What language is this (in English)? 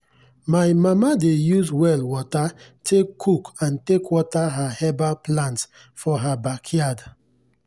Nigerian Pidgin